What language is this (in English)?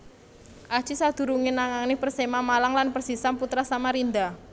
Javanese